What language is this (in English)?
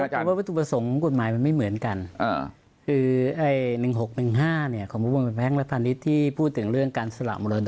Thai